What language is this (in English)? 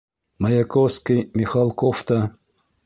Bashkir